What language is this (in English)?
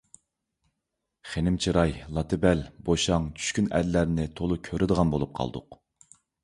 Uyghur